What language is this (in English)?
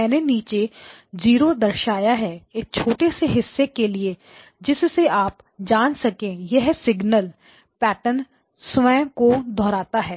Hindi